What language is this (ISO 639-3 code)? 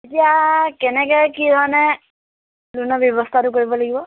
asm